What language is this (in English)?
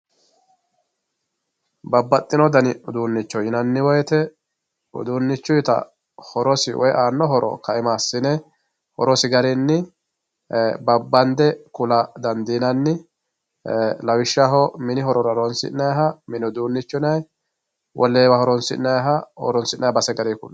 Sidamo